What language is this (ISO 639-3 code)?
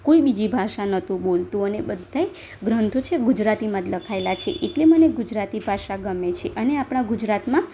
guj